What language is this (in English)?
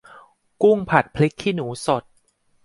Thai